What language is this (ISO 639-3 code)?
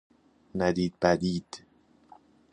fas